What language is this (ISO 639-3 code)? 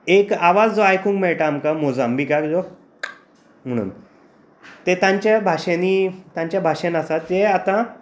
kok